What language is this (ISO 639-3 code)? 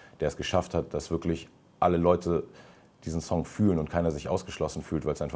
deu